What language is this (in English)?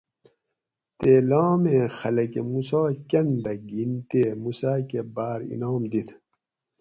Gawri